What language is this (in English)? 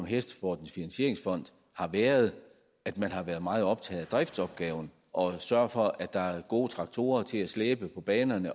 Danish